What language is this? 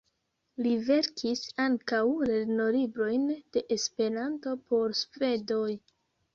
Esperanto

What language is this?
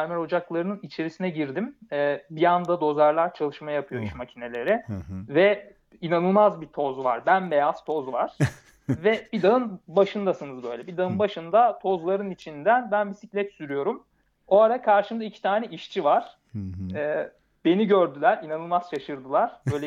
Turkish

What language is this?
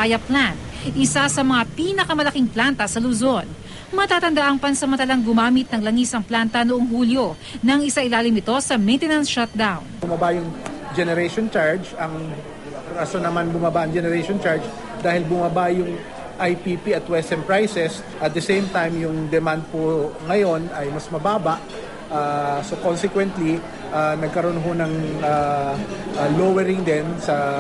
Filipino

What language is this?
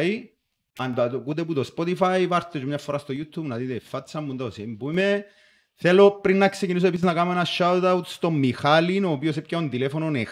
Greek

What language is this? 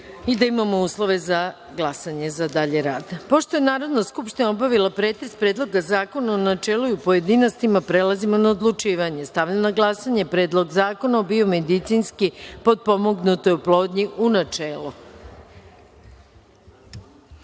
Serbian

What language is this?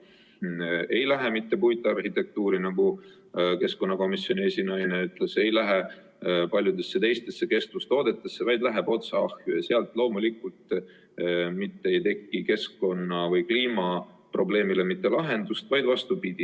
Estonian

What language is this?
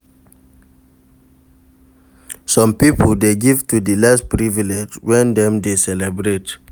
Nigerian Pidgin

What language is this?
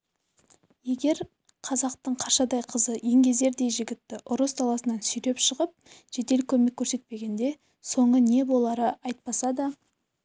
Kazakh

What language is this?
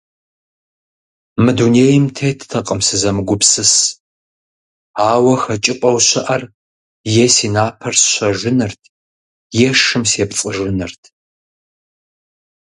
Kabardian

